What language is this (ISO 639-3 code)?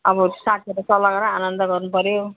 nep